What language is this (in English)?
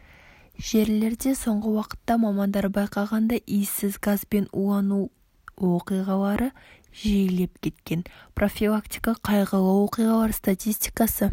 Kazakh